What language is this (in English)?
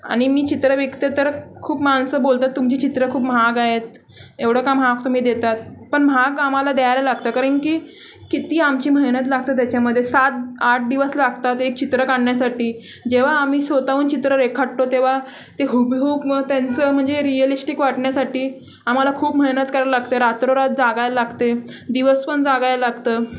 Marathi